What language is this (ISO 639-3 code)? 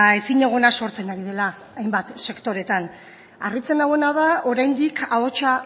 eus